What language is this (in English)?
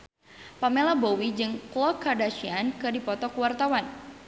Sundanese